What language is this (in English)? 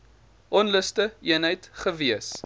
Afrikaans